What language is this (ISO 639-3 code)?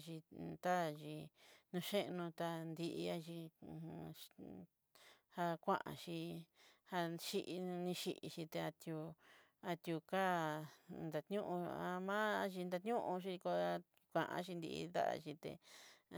mxy